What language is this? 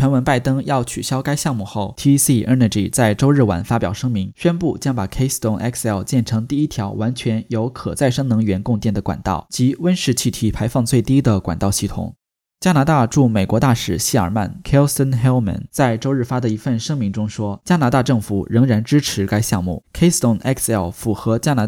Chinese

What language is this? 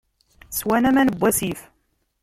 Kabyle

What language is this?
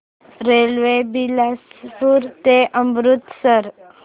Marathi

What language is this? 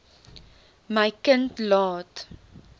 Afrikaans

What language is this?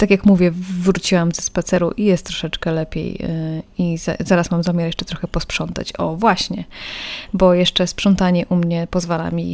Polish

